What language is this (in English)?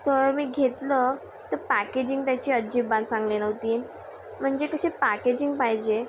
Marathi